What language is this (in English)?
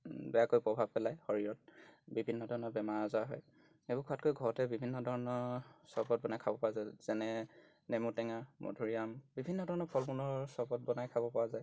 Assamese